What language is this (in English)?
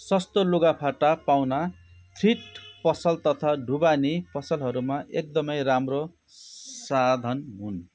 Nepali